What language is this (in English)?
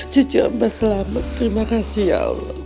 Indonesian